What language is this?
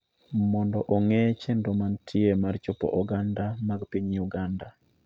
Luo (Kenya and Tanzania)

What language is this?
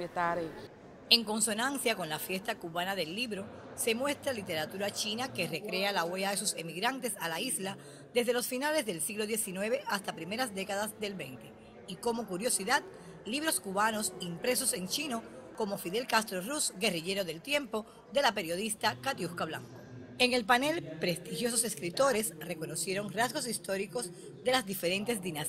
Spanish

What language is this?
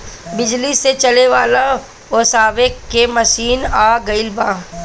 Bhojpuri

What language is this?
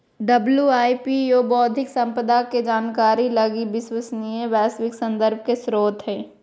Magahi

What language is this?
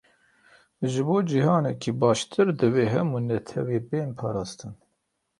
Kurdish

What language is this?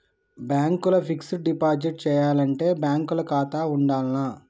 Telugu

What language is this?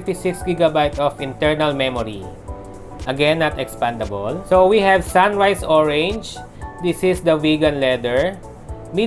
Filipino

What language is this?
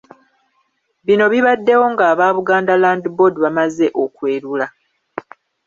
Ganda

